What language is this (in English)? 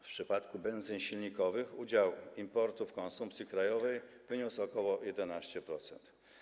Polish